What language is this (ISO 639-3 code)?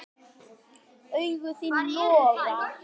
isl